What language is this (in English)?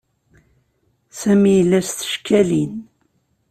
Kabyle